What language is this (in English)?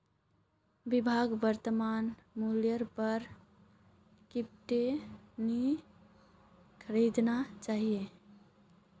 Magahi